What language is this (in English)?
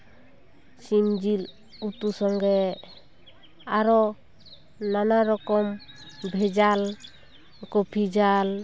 Santali